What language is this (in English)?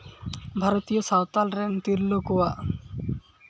Santali